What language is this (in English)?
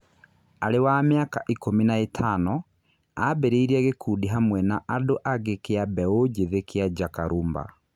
Kikuyu